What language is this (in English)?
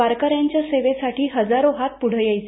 Marathi